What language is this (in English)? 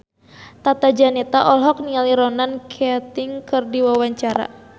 Sundanese